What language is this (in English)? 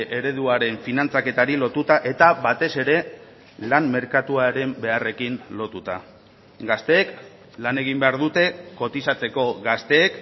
Basque